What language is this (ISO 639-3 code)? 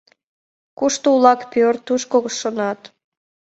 chm